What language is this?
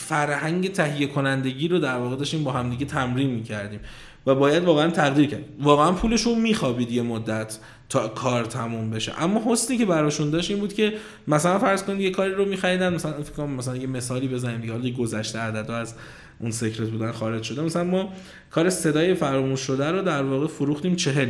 Persian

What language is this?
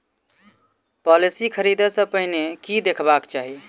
Maithili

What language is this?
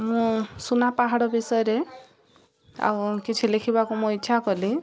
Odia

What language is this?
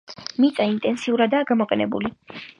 Georgian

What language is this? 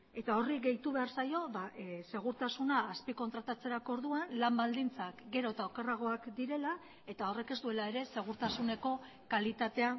Basque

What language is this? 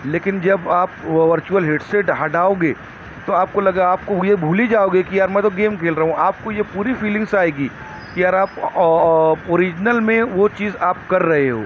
Urdu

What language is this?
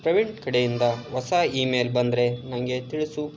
Kannada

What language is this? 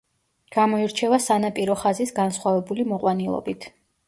Georgian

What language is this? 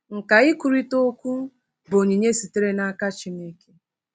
Igbo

